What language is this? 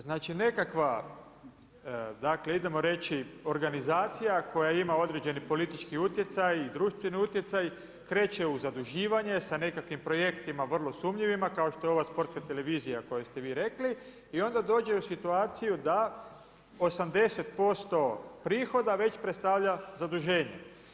Croatian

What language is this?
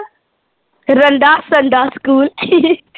Punjabi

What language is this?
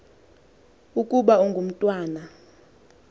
Xhosa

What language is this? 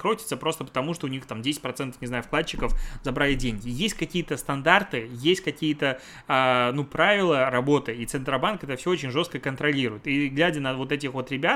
Russian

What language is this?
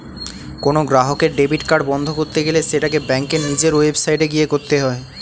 Bangla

